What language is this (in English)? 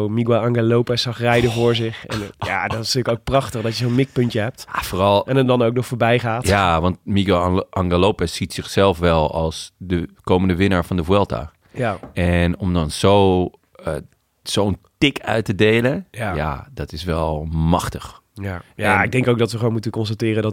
Dutch